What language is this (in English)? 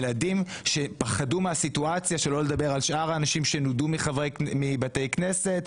Hebrew